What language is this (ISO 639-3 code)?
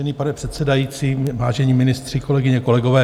ces